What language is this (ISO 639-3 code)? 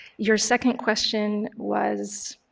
eng